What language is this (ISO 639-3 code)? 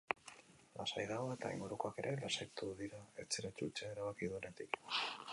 eus